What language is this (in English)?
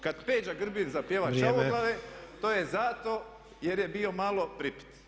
Croatian